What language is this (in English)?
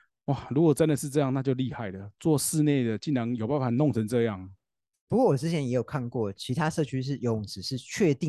Chinese